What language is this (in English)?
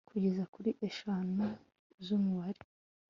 Kinyarwanda